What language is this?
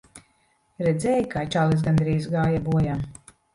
Latvian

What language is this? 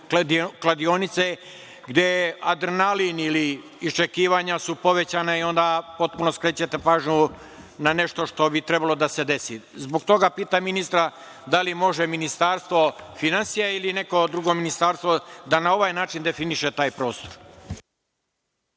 Serbian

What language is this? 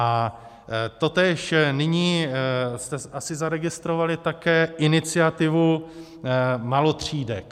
Czech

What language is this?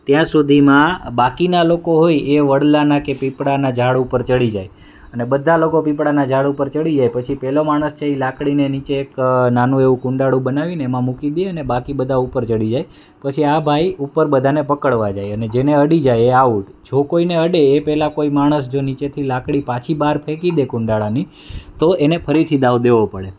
Gujarati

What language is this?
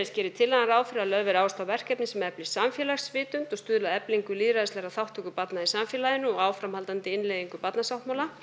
Icelandic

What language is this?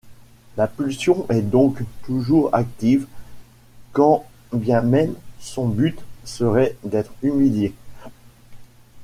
French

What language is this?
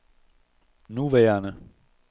Danish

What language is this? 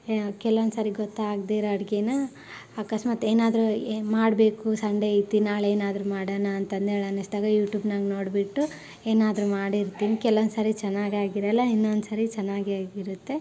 Kannada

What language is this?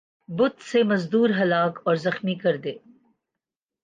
Urdu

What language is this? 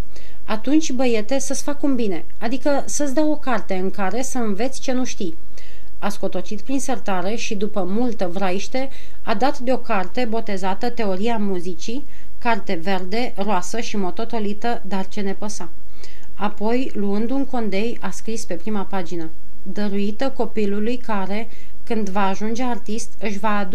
Romanian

